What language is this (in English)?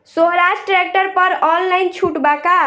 Bhojpuri